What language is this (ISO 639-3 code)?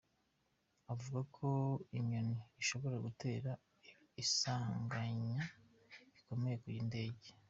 kin